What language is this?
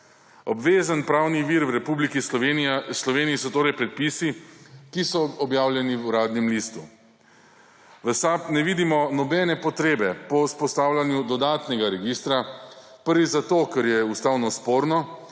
Slovenian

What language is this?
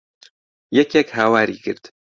Central Kurdish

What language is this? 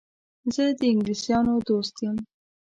Pashto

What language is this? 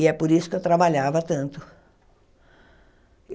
Portuguese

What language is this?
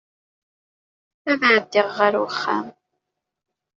Kabyle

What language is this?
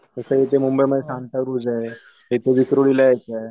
Marathi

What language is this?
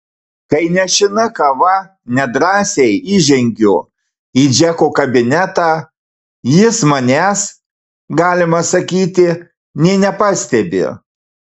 Lithuanian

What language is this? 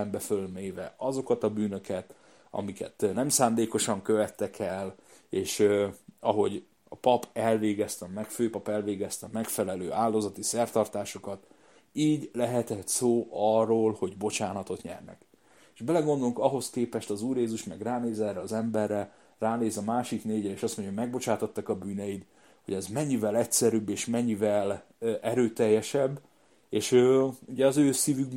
Hungarian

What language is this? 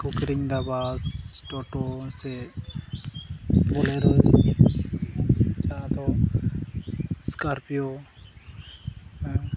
Santali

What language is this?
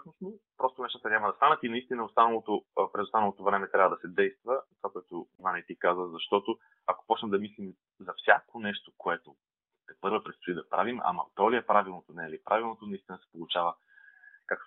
Bulgarian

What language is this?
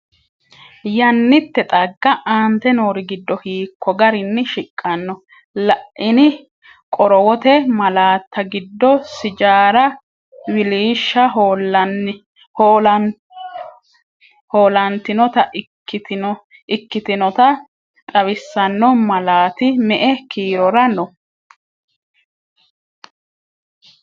Sidamo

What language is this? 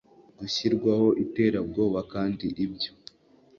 Kinyarwanda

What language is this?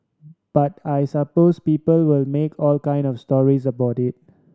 English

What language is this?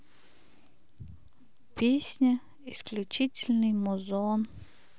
Russian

